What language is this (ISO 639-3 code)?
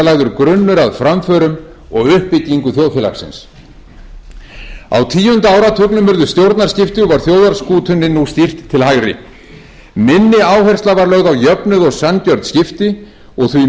isl